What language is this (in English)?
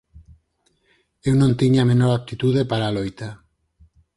Galician